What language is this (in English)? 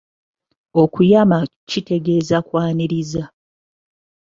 Ganda